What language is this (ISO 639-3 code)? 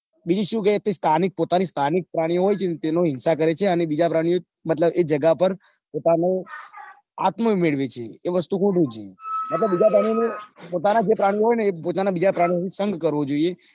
guj